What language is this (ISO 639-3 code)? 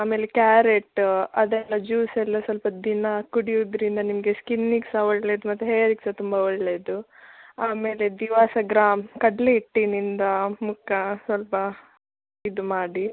kan